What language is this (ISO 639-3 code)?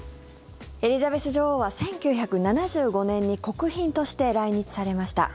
jpn